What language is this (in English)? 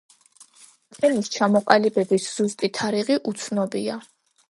Georgian